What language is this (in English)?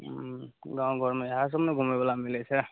Maithili